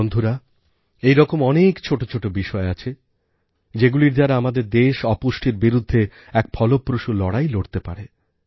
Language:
Bangla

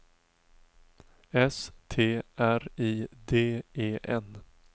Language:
Swedish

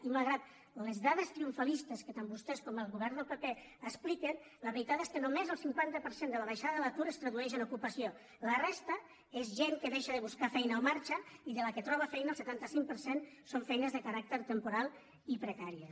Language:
Catalan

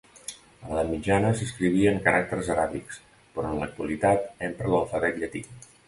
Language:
Catalan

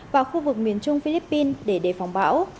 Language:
Vietnamese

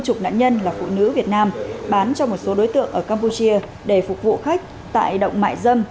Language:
Vietnamese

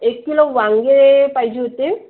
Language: Marathi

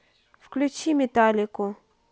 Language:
Russian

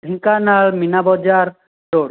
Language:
Odia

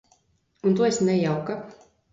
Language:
Latvian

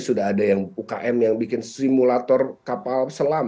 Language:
Indonesian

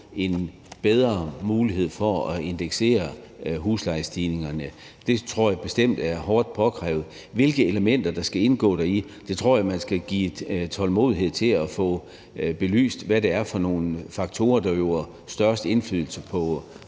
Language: Danish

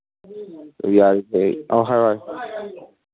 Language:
Manipuri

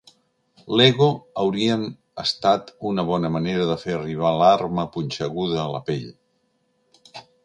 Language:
Catalan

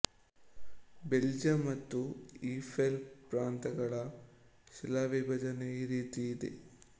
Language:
Kannada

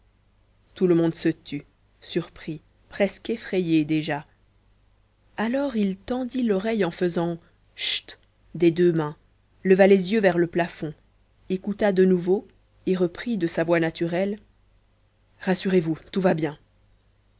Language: French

